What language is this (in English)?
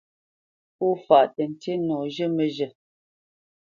Bamenyam